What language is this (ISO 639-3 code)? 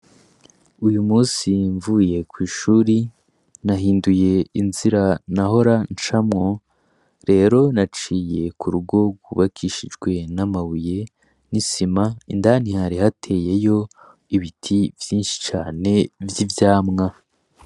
run